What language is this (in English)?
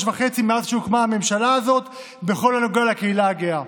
Hebrew